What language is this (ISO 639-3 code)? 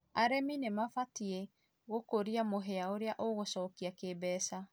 kik